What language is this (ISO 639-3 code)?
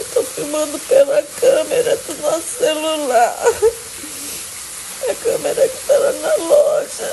por